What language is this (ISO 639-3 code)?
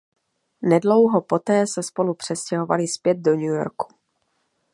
ces